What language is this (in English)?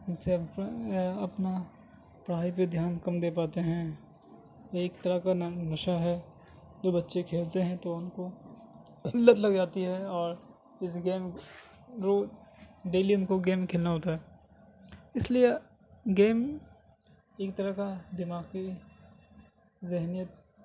Urdu